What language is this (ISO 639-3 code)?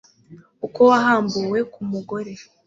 kin